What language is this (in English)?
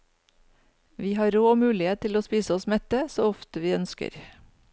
Norwegian